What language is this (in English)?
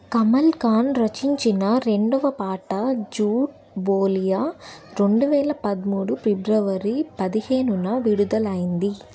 Telugu